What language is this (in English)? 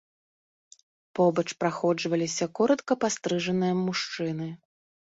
Belarusian